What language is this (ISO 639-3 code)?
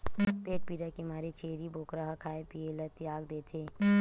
hne